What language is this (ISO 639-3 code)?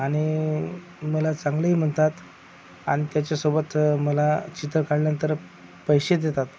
mar